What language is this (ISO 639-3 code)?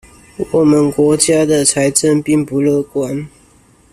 zho